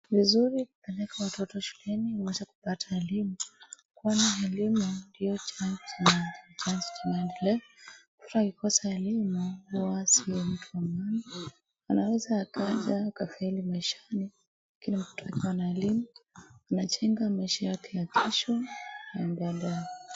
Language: Swahili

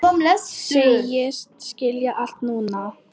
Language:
Icelandic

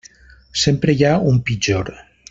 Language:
Catalan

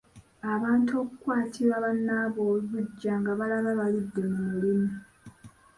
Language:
Ganda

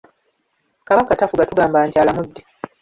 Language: Ganda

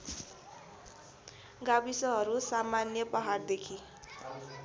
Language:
Nepali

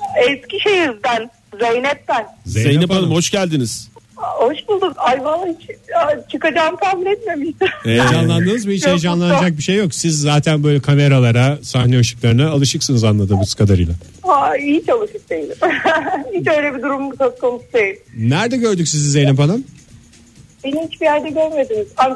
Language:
Turkish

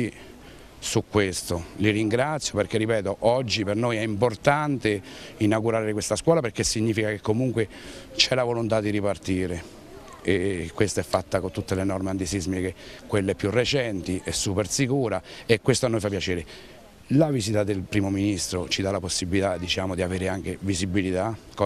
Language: Italian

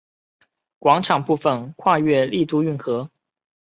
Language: Chinese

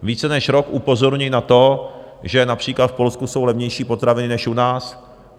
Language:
Czech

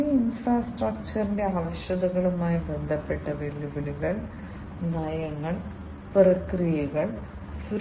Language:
Malayalam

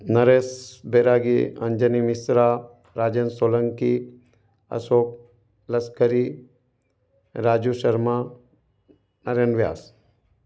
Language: Hindi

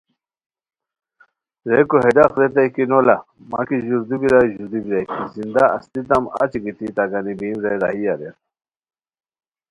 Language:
Khowar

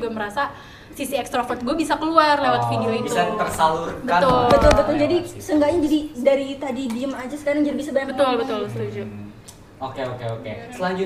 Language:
Indonesian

